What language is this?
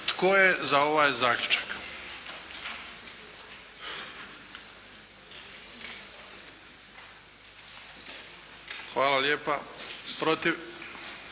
Croatian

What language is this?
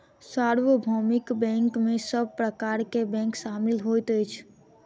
Maithili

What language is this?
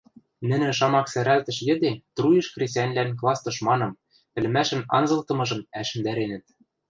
Western Mari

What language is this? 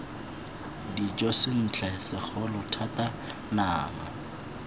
Tswana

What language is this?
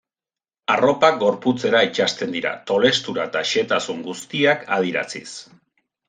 Basque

